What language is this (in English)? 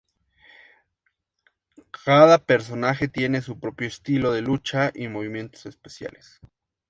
Spanish